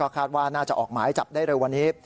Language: Thai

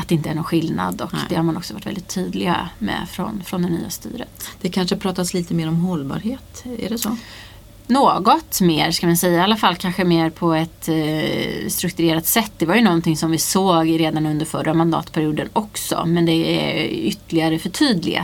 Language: Swedish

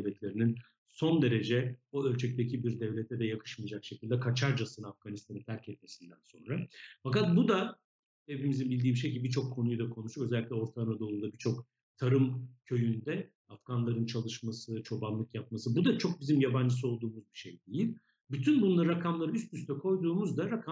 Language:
Turkish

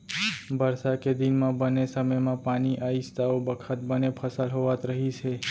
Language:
Chhattisgarhi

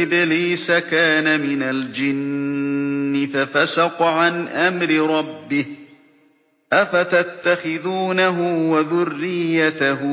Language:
Arabic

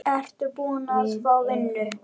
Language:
Icelandic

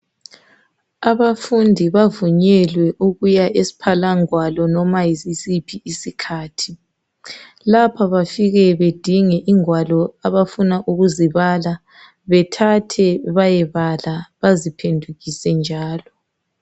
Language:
North Ndebele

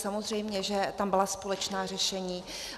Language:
Czech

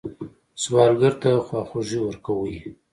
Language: Pashto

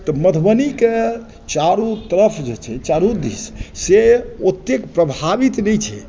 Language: Maithili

